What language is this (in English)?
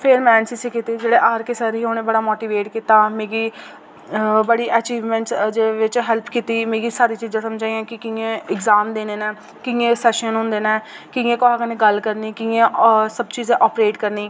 Dogri